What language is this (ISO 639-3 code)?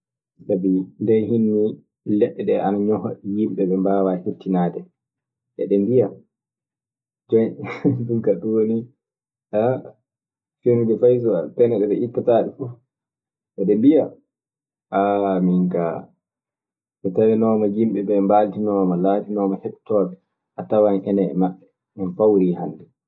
ffm